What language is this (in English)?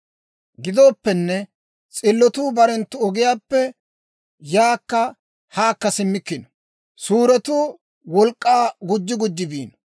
Dawro